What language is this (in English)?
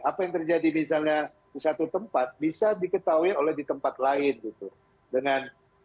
Indonesian